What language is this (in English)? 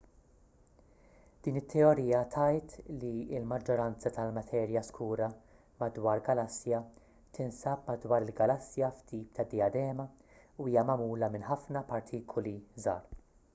Maltese